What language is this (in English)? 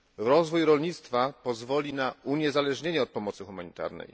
Polish